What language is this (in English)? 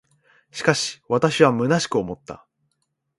Japanese